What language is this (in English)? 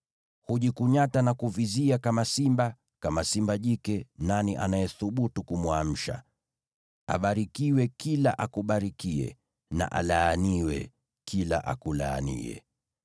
Swahili